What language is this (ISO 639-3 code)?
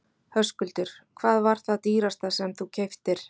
isl